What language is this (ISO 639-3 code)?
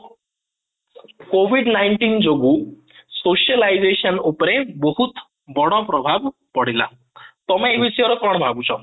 ori